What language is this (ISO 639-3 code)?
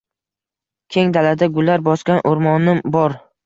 uzb